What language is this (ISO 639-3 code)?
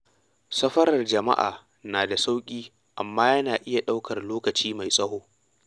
hau